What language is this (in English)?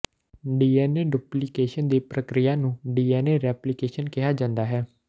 Punjabi